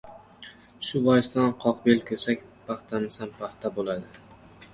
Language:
Uzbek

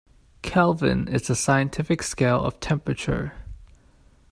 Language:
English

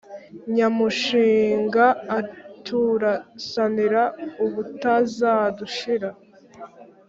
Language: Kinyarwanda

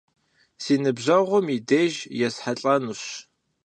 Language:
Kabardian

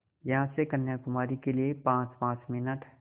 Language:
Hindi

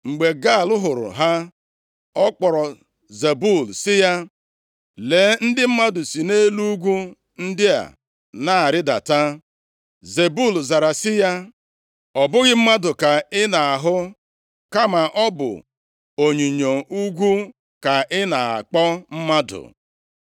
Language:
Igbo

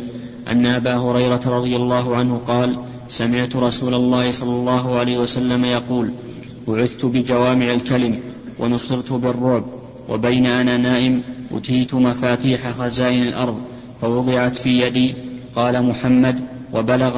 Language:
Arabic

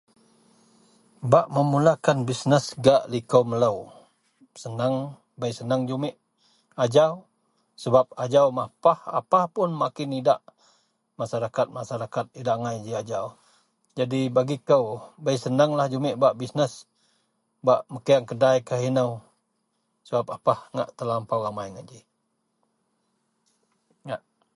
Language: Central Melanau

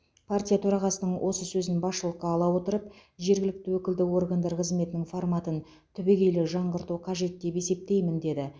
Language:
Kazakh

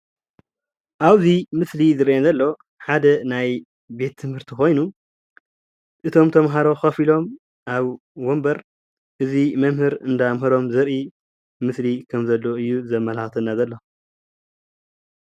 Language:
Tigrinya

